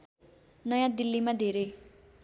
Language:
Nepali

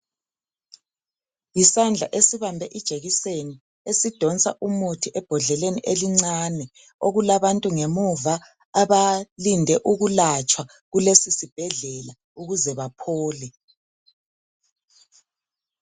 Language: North Ndebele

